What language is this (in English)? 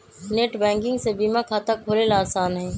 Magahi